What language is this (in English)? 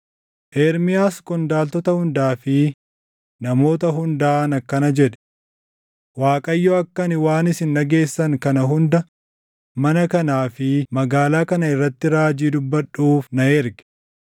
Oromo